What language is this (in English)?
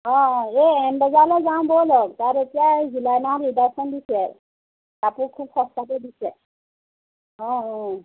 Assamese